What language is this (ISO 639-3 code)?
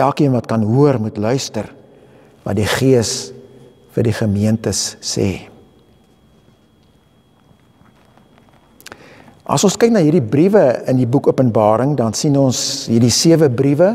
nld